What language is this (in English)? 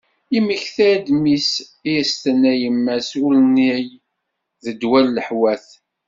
Kabyle